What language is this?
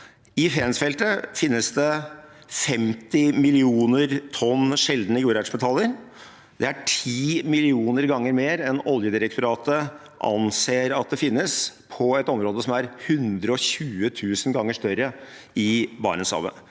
Norwegian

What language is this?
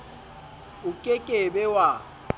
Southern Sotho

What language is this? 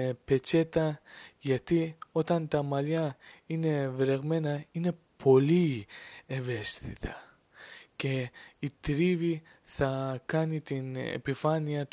Greek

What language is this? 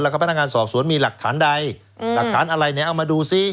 Thai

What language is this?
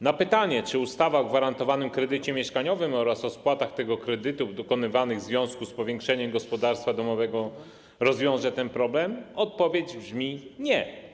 Polish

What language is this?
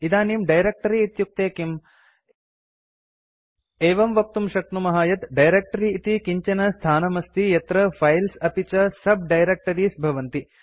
Sanskrit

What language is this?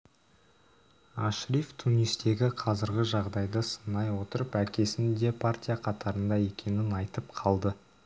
Kazakh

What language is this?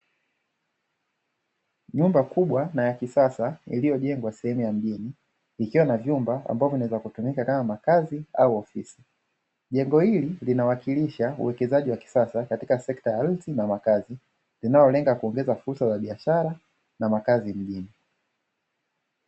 Swahili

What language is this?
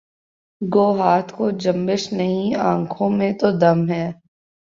Urdu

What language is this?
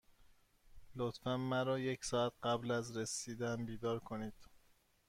Persian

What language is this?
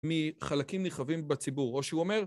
Hebrew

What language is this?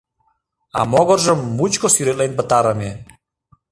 Mari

